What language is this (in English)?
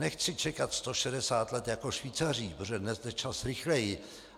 Czech